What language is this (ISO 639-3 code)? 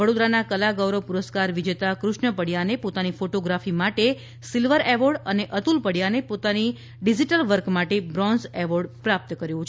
guj